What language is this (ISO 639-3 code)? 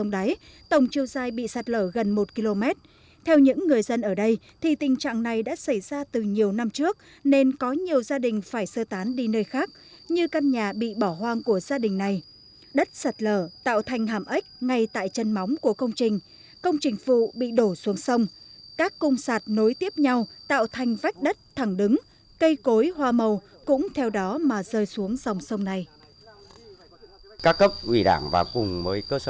vie